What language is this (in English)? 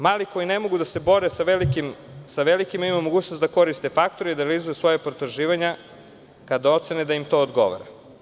Serbian